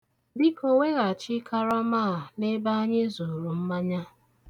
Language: Igbo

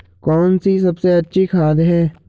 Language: Hindi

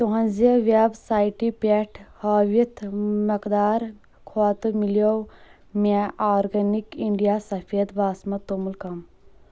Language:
Kashmiri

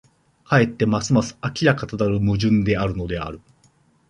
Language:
Japanese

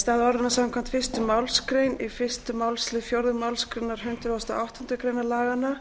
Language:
Icelandic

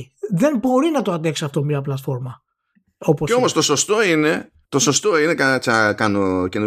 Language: Greek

